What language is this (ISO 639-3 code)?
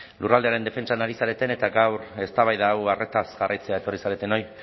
eus